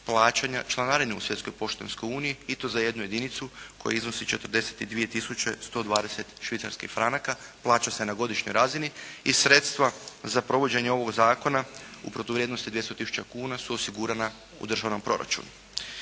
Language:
Croatian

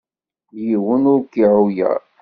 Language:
Kabyle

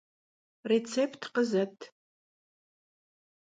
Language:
Kabardian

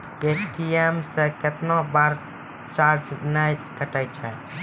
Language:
Maithili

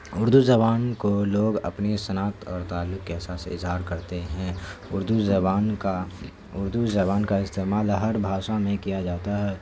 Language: Urdu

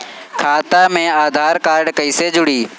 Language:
Bhojpuri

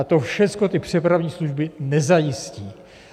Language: Czech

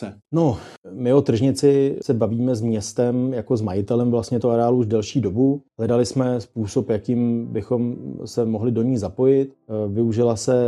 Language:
Czech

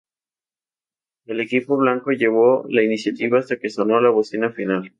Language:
Spanish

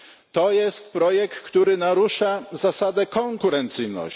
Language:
Polish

